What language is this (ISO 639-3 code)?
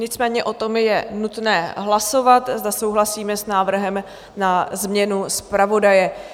ces